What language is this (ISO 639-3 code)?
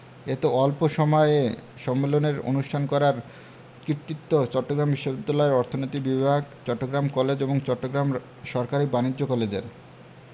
ben